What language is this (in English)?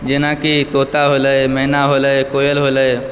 Maithili